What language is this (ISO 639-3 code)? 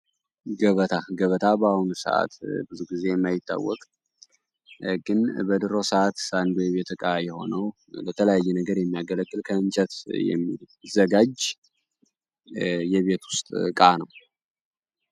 amh